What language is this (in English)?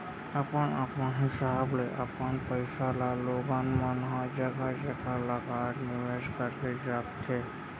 Chhattisgarhi